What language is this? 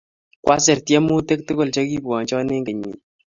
Kalenjin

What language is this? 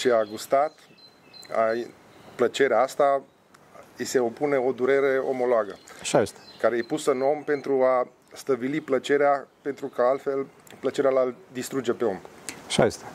Romanian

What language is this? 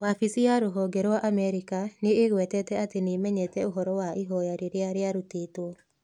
Kikuyu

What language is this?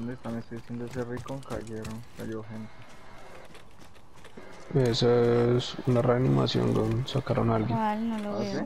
Spanish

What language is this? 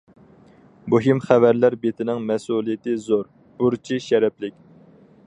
Uyghur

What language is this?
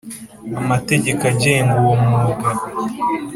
Kinyarwanda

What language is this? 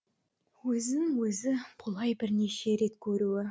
Kazakh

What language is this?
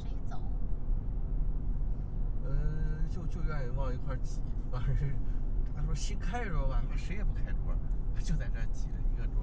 Chinese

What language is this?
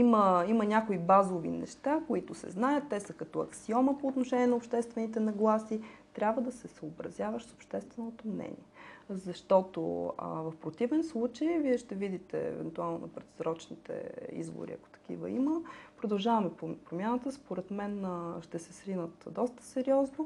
Bulgarian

